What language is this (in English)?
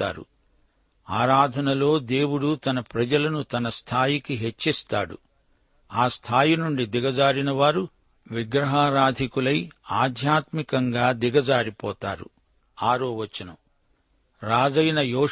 Telugu